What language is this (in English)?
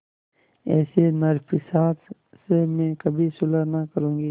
Hindi